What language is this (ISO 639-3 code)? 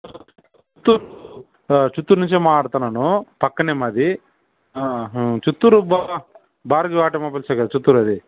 tel